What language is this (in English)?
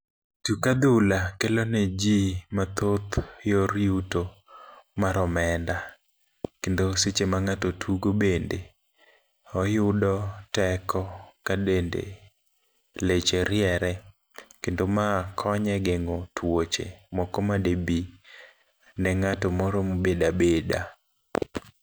Luo (Kenya and Tanzania)